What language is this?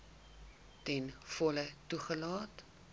Afrikaans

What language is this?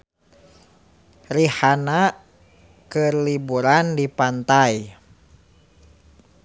Sundanese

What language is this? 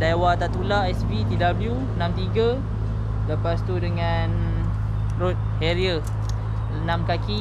Malay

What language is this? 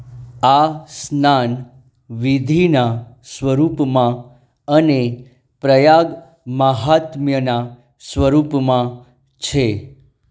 Gujarati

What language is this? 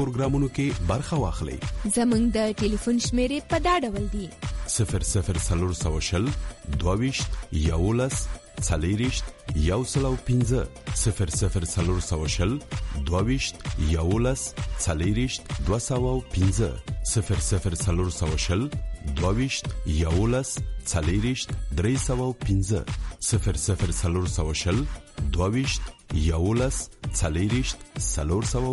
Urdu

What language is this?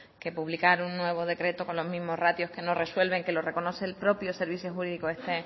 Spanish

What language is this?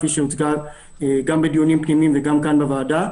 Hebrew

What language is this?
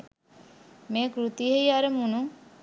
Sinhala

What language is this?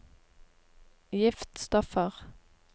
Norwegian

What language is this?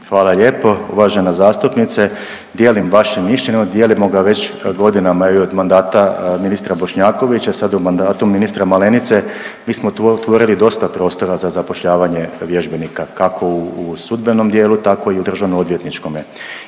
Croatian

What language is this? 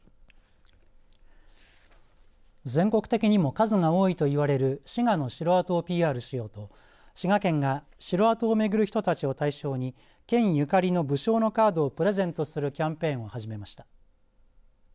Japanese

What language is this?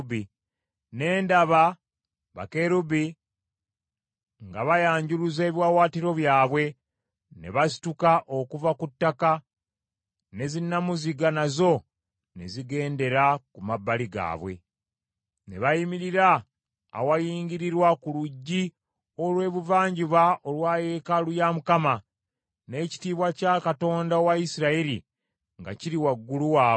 Ganda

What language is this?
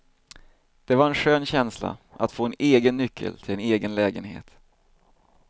Swedish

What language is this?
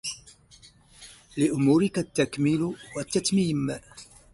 Arabic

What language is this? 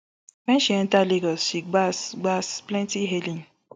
Nigerian Pidgin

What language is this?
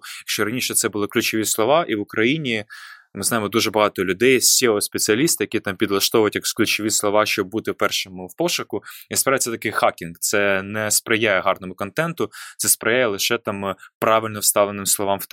Ukrainian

